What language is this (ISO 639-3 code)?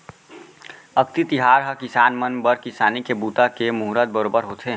hne